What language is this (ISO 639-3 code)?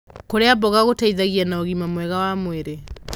kik